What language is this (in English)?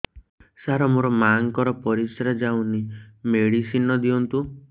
Odia